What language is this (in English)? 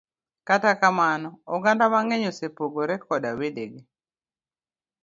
Luo (Kenya and Tanzania)